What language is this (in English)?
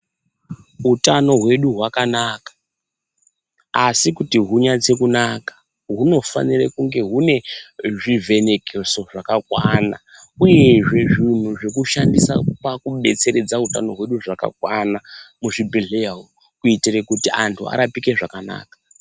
Ndau